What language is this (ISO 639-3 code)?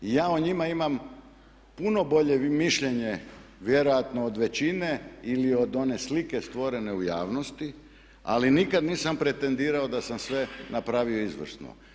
hrv